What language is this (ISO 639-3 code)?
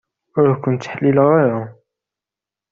kab